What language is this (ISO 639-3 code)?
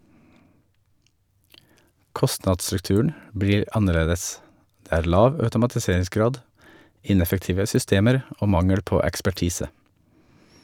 nor